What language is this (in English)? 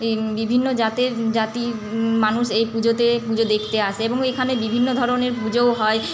Bangla